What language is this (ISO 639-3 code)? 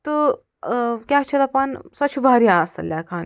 kas